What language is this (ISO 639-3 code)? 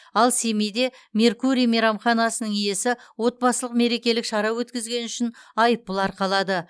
kaz